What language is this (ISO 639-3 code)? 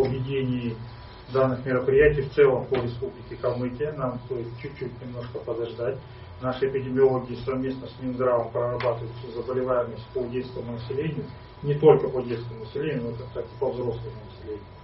rus